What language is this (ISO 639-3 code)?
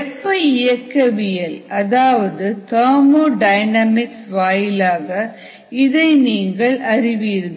tam